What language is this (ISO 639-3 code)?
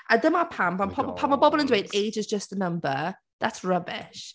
cym